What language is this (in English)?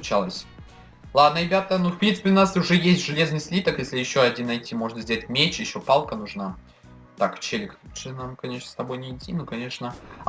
Russian